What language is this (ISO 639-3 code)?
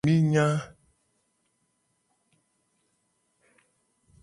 gej